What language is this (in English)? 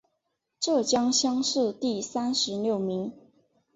Chinese